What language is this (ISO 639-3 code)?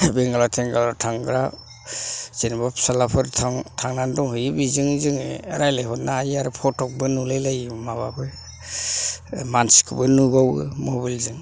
brx